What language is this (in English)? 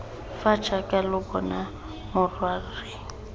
Tswana